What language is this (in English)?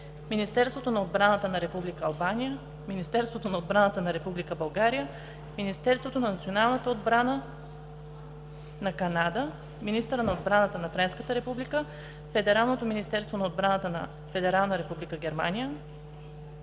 Bulgarian